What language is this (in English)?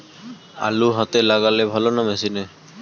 Bangla